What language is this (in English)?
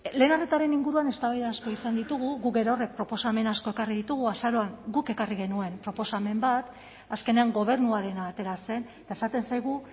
Basque